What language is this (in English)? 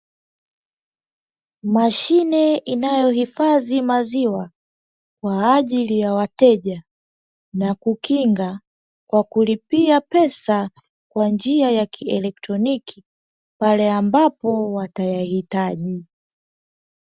Swahili